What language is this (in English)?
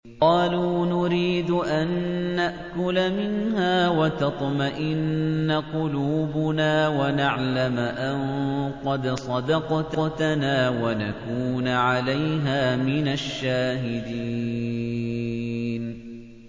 Arabic